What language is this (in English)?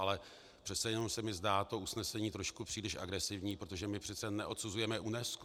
Czech